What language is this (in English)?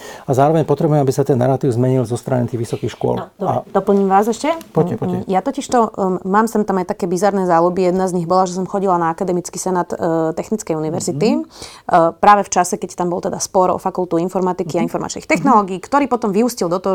Slovak